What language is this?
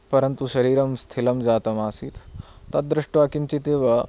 Sanskrit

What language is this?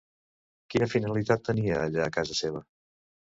Catalan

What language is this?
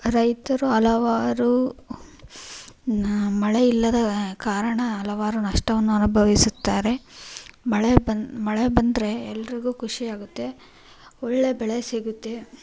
Kannada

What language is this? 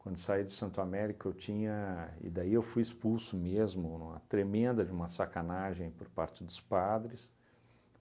Portuguese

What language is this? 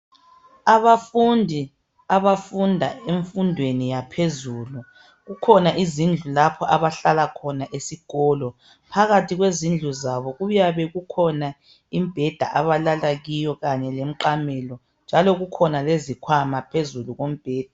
North Ndebele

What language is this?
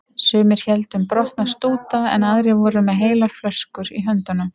Icelandic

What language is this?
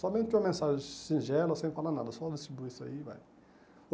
Portuguese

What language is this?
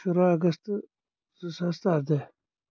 Kashmiri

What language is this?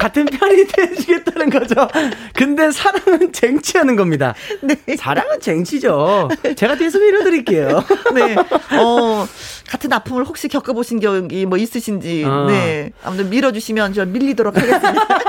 Korean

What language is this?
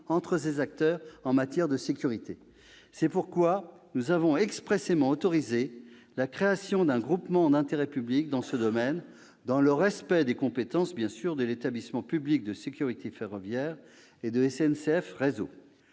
French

